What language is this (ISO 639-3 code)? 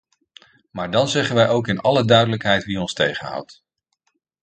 nld